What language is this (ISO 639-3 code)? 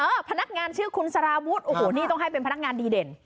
tha